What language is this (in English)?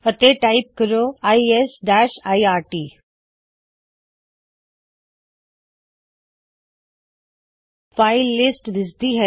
Punjabi